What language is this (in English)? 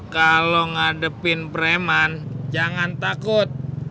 Indonesian